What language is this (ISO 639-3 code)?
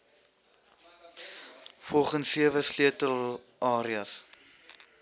afr